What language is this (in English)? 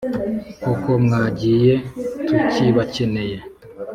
Kinyarwanda